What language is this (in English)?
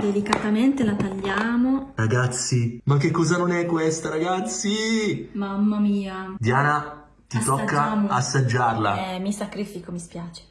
Italian